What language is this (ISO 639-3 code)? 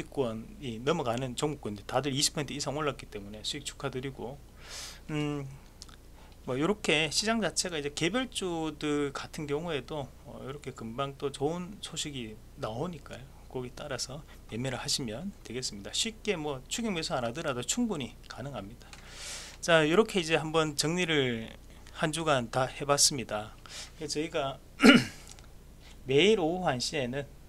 kor